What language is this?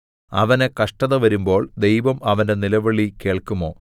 Malayalam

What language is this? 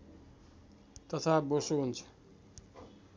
Nepali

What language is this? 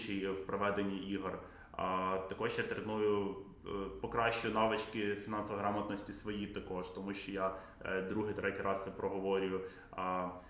Ukrainian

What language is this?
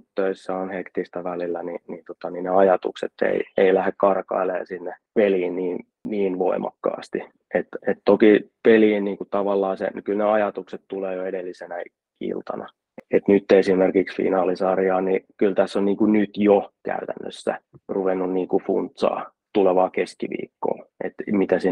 Finnish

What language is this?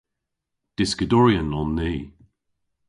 Cornish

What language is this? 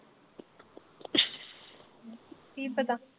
Punjabi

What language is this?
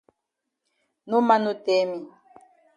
Cameroon Pidgin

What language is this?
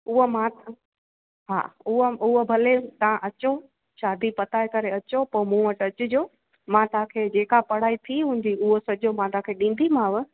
Sindhi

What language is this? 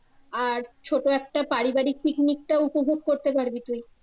Bangla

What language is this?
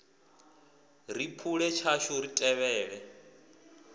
Venda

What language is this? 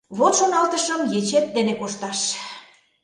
Mari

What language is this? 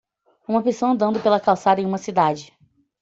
Portuguese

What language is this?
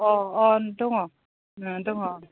Bodo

